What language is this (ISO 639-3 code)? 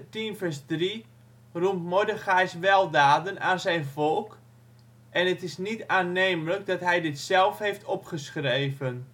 nld